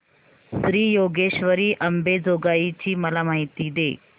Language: Marathi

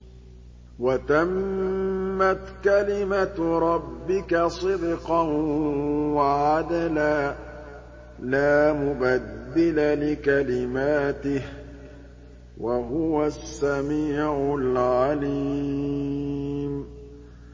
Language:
Arabic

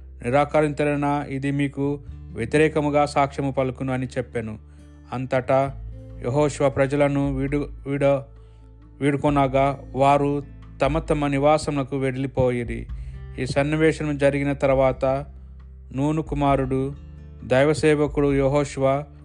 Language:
Telugu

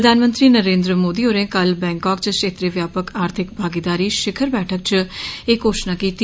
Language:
Dogri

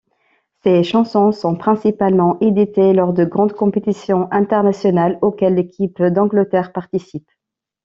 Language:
French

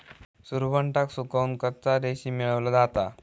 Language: Marathi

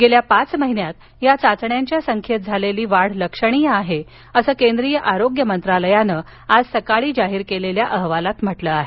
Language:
Marathi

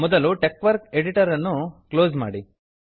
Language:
Kannada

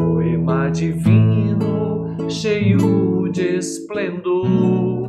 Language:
Portuguese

